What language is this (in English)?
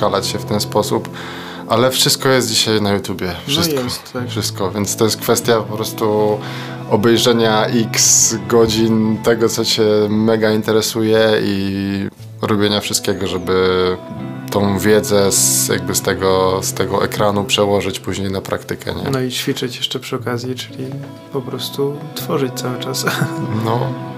Polish